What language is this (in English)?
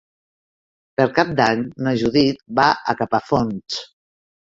Catalan